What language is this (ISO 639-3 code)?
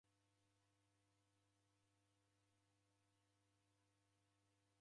dav